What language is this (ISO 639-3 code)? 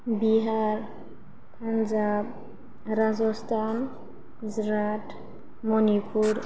brx